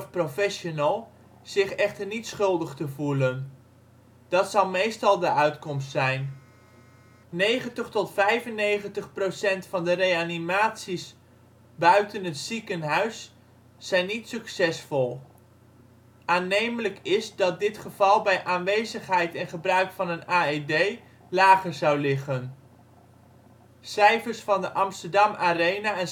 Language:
Dutch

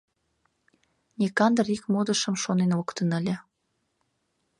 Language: Mari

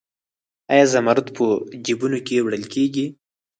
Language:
Pashto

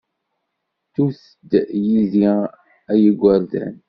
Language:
Kabyle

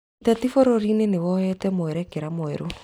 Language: Kikuyu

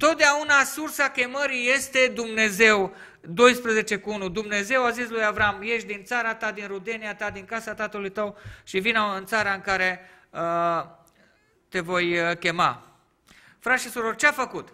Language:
Romanian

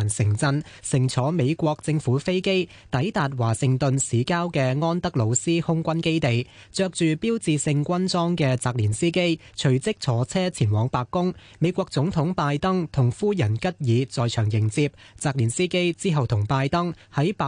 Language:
Chinese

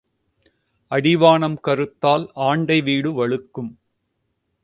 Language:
Tamil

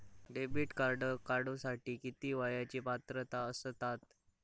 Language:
Marathi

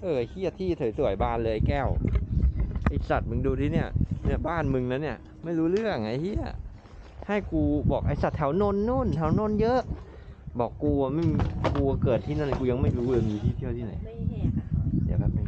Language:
Thai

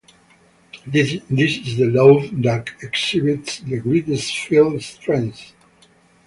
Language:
English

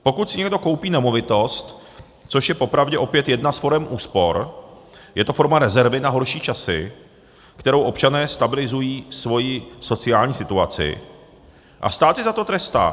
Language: Czech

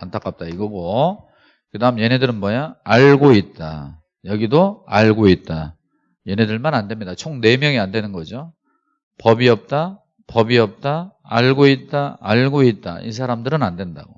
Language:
Korean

